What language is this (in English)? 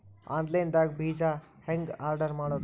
Kannada